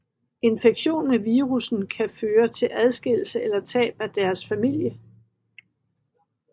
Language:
Danish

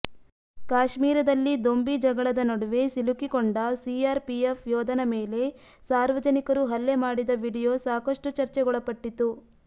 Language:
Kannada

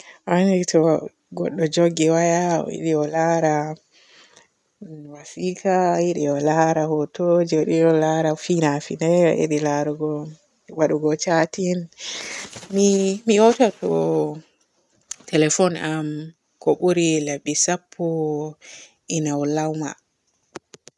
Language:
Borgu Fulfulde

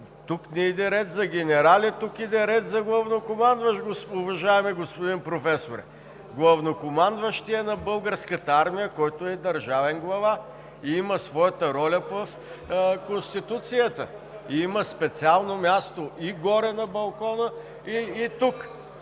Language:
Bulgarian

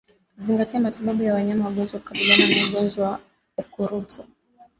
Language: Swahili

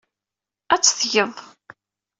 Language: Kabyle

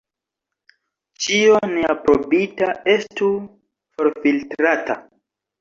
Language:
Esperanto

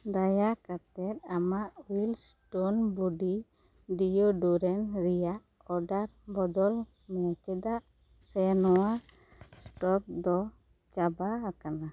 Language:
Santali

